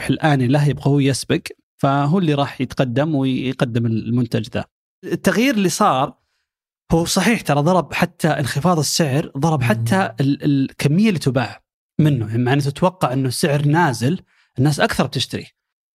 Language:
Arabic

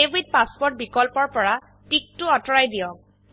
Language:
Assamese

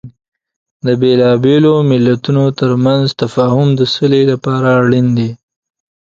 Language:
Pashto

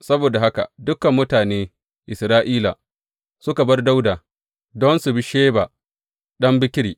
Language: Hausa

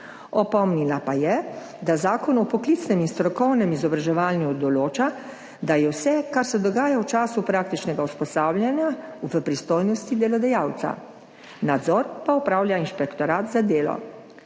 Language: Slovenian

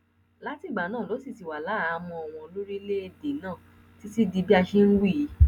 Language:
Yoruba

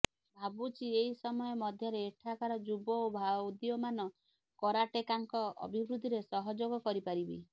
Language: Odia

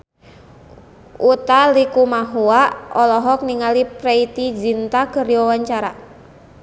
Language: Sundanese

